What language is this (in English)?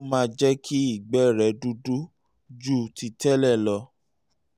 Yoruba